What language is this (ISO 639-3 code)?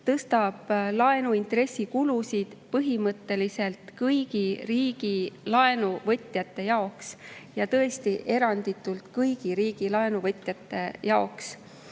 est